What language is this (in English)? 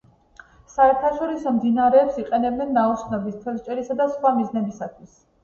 Georgian